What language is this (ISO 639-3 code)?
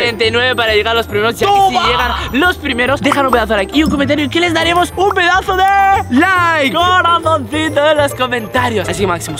spa